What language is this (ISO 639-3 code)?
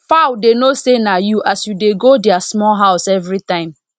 pcm